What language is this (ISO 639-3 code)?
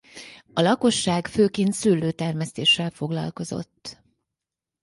hun